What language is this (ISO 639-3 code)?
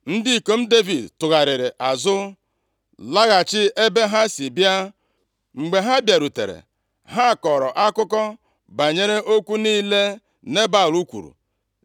ibo